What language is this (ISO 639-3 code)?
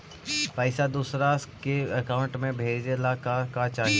mag